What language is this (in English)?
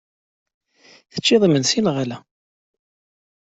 Kabyle